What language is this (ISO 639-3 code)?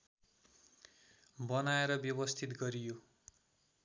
nep